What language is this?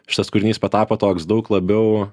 Lithuanian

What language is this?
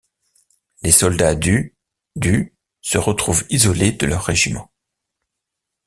French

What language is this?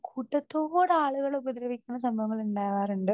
Malayalam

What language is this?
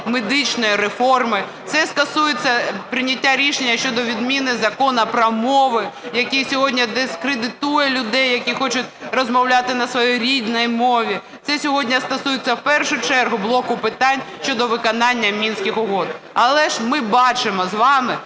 Ukrainian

